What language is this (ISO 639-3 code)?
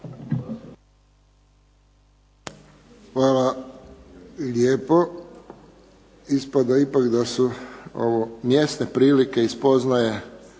hrv